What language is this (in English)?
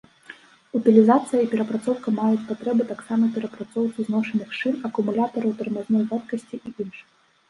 Belarusian